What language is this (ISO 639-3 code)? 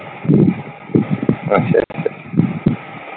pan